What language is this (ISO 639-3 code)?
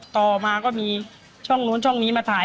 tha